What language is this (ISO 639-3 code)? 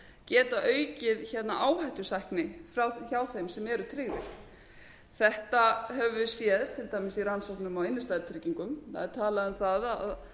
isl